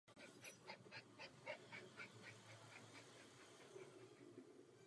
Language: Czech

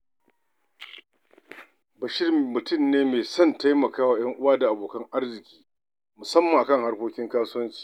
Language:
Hausa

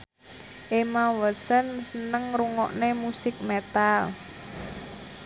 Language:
Javanese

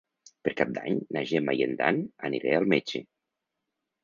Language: Catalan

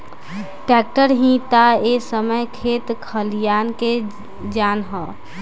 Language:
Bhojpuri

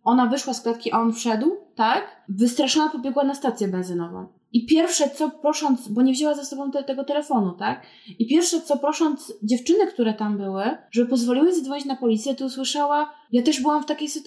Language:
Polish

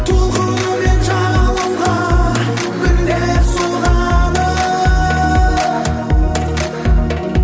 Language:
Kazakh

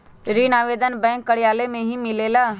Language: Magahi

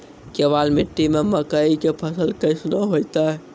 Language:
Maithili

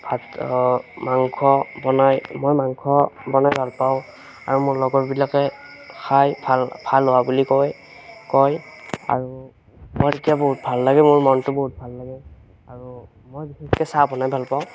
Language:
Assamese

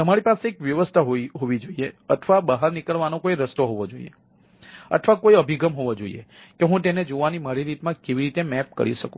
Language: Gujarati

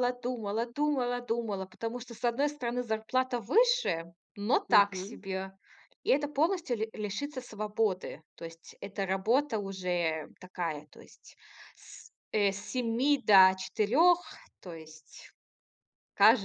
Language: Russian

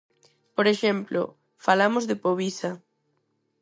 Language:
Galician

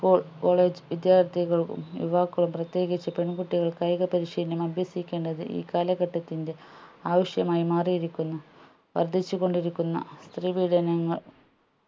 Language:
Malayalam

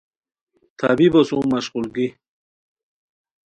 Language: Khowar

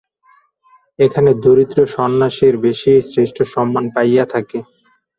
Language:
Bangla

